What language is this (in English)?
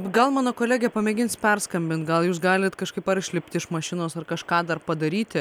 Lithuanian